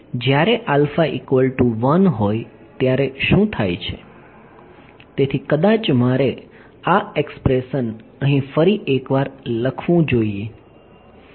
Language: Gujarati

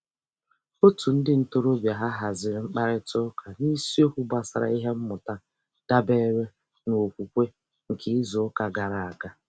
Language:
Igbo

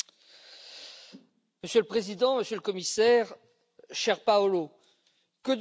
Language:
French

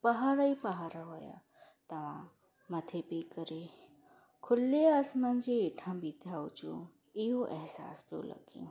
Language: Sindhi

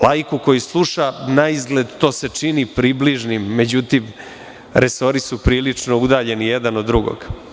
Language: Serbian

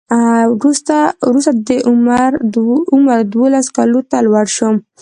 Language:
Pashto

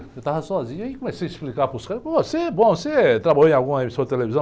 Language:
Portuguese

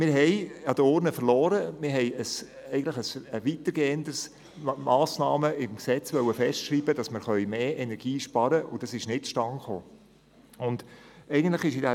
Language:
Swiss German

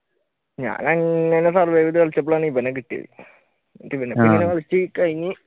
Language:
Malayalam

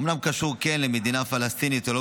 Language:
Hebrew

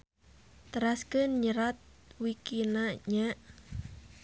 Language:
Sundanese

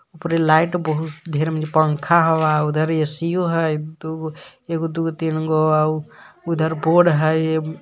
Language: Magahi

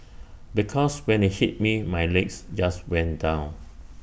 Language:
English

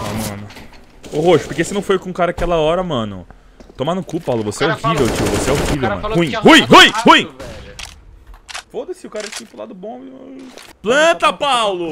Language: Portuguese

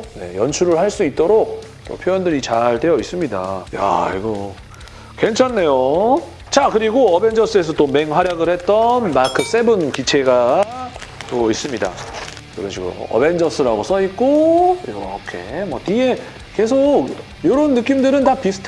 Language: Korean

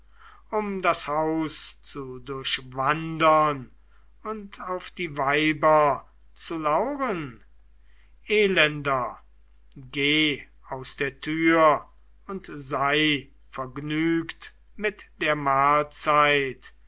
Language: German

